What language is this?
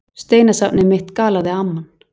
Icelandic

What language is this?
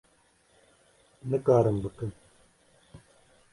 Kurdish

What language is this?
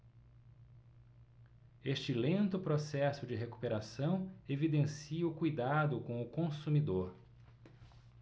Portuguese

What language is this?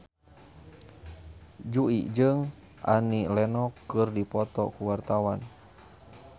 Sundanese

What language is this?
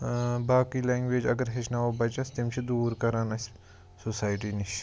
Kashmiri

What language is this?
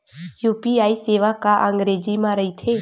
Chhattisgarhi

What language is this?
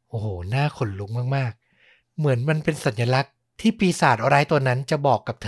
Thai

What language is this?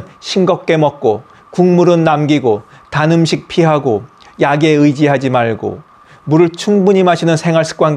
Korean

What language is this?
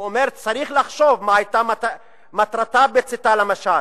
Hebrew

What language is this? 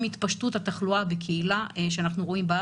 Hebrew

